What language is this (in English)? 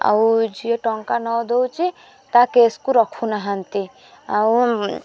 Odia